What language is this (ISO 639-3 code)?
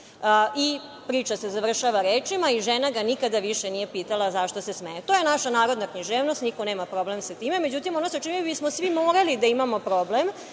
srp